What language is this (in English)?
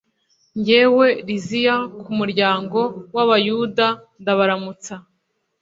Kinyarwanda